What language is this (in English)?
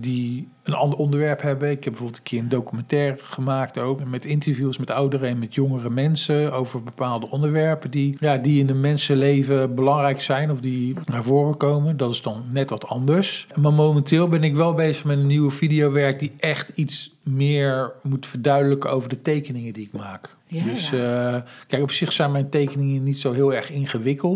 Dutch